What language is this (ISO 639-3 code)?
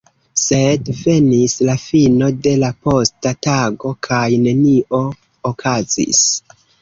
epo